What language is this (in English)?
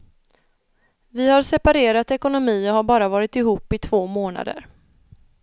Swedish